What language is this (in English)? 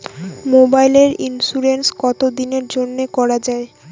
Bangla